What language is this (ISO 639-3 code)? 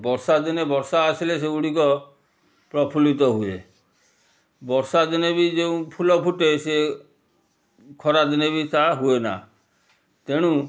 ori